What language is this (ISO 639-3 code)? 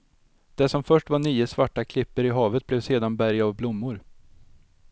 swe